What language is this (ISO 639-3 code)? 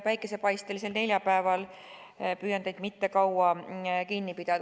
est